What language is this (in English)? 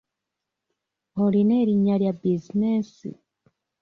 Ganda